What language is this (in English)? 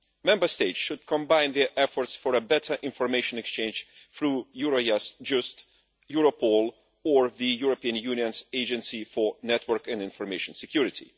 English